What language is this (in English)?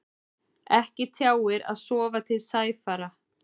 Icelandic